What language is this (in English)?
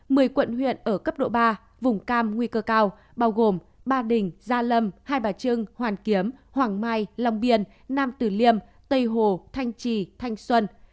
Vietnamese